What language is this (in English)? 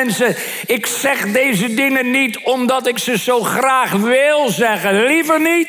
Dutch